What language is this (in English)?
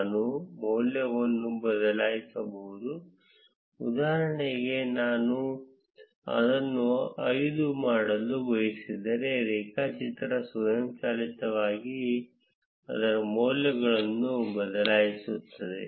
Kannada